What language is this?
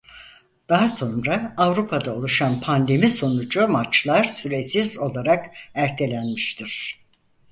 Turkish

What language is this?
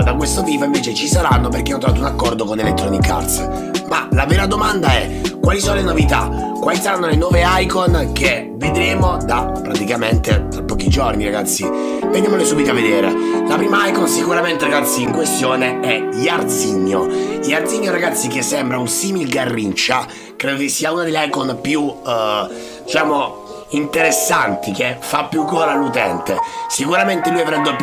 Italian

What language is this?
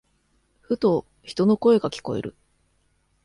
Japanese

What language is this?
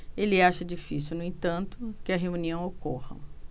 Portuguese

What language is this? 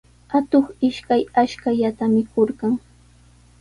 Sihuas Ancash Quechua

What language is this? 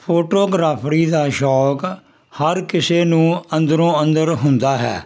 Punjabi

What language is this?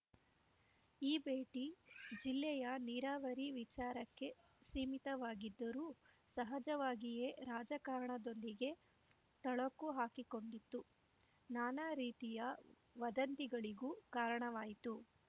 Kannada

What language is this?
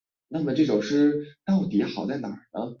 Chinese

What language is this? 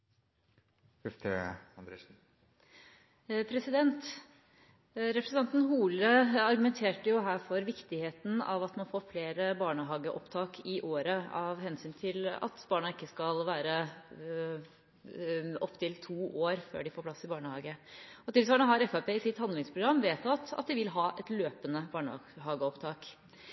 Norwegian Bokmål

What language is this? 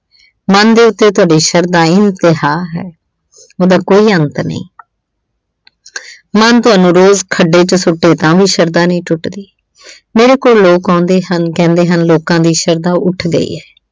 Punjabi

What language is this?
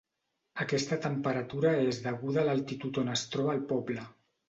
Catalan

